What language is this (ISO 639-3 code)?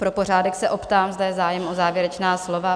ces